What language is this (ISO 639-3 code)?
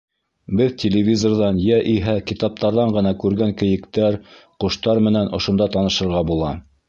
bak